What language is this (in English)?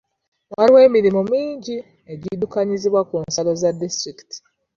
Ganda